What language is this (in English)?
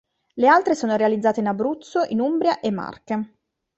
Italian